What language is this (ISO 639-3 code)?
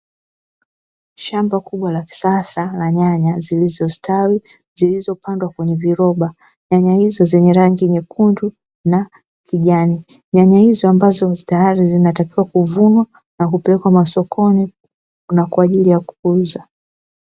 swa